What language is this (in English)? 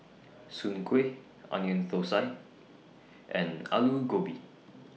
English